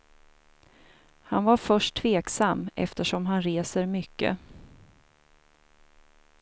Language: Swedish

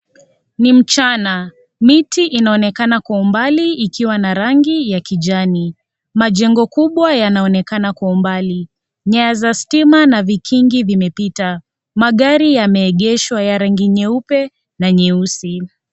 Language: Swahili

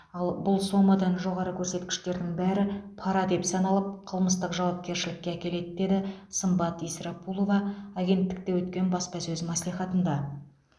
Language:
Kazakh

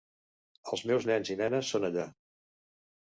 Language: Catalan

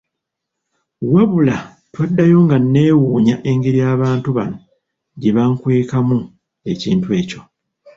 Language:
Ganda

